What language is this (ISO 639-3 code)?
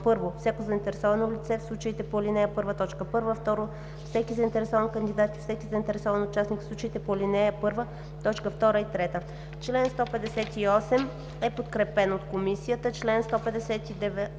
bul